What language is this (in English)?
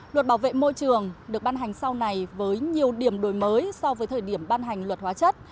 Vietnamese